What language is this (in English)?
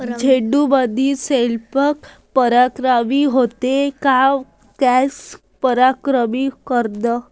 Marathi